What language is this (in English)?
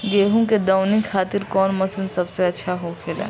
Bhojpuri